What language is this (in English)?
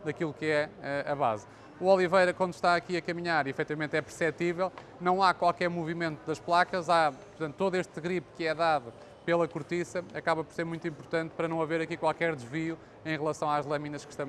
Portuguese